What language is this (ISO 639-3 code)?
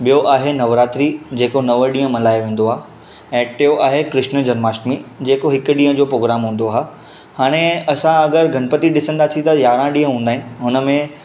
snd